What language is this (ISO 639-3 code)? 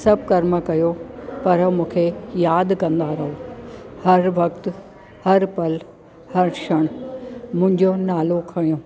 snd